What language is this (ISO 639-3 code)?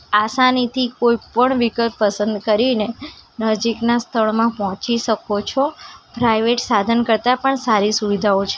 guj